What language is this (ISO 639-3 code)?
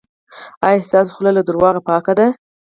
pus